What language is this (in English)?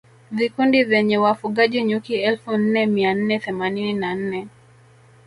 Swahili